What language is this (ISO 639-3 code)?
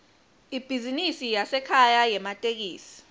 ssw